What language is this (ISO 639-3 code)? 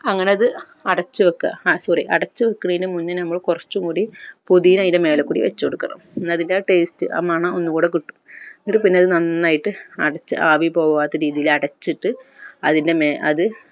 mal